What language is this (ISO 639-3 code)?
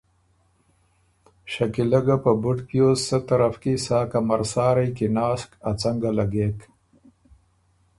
oru